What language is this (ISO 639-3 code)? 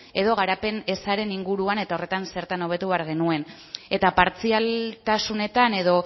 eus